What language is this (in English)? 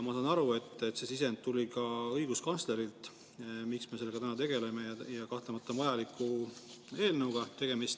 Estonian